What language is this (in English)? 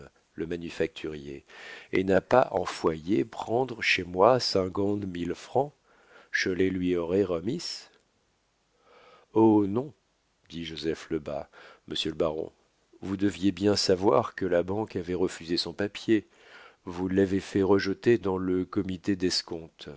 French